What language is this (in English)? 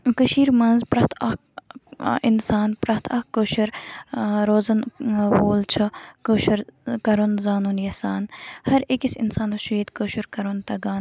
Kashmiri